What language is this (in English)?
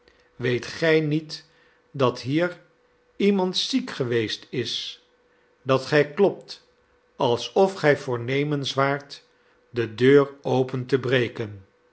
Dutch